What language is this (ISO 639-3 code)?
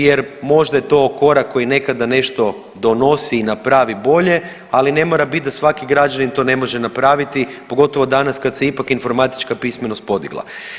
hrv